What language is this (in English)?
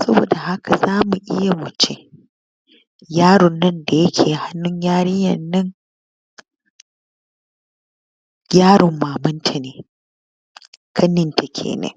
Hausa